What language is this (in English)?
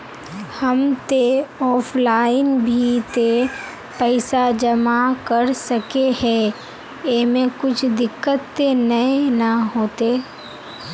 Magahi